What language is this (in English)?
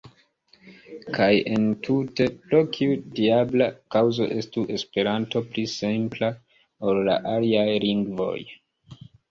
Esperanto